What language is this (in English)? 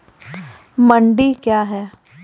Maithili